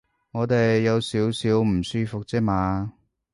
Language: Cantonese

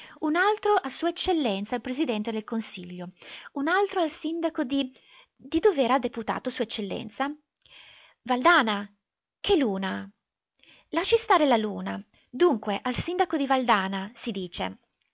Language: Italian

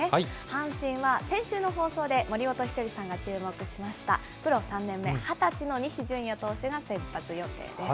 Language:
Japanese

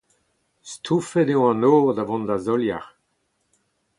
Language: Breton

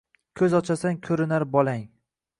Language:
Uzbek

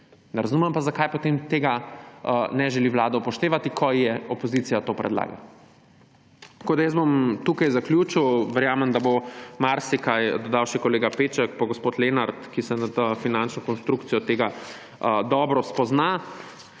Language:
Slovenian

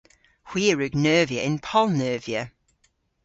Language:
Cornish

